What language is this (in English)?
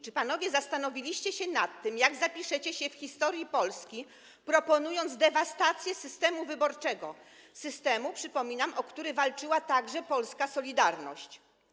Polish